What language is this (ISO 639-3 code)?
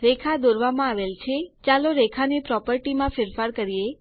guj